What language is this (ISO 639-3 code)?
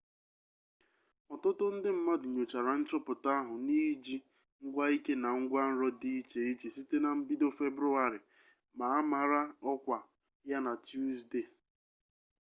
ibo